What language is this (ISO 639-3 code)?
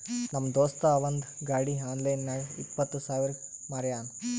kan